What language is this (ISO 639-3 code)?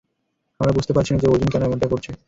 ben